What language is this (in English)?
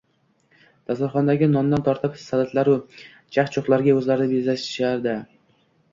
Uzbek